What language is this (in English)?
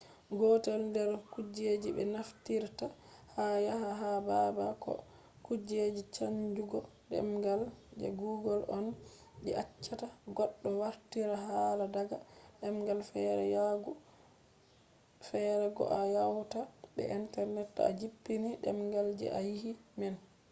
Fula